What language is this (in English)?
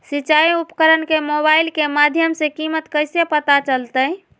Magahi